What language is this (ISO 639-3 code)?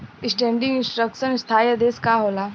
bho